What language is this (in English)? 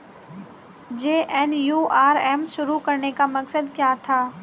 Hindi